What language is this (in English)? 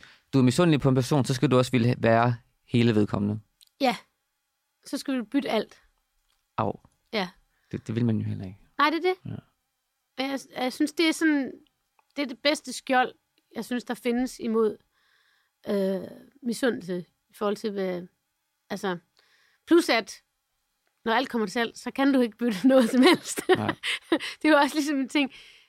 Danish